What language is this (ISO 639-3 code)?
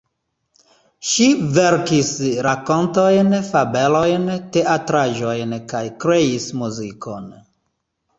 epo